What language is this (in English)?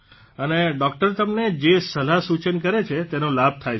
Gujarati